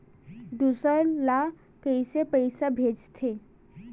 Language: Chhattisgarhi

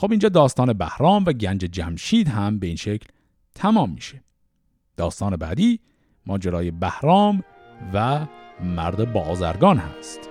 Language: Persian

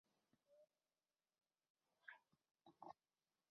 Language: Chinese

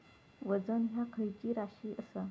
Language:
Marathi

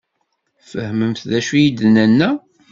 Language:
Kabyle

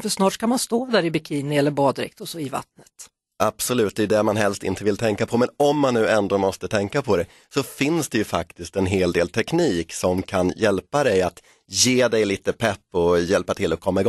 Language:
Swedish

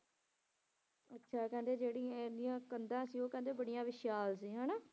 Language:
Punjabi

